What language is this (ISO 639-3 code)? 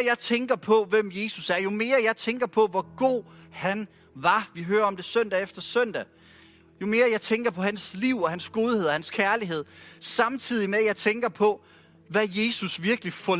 dan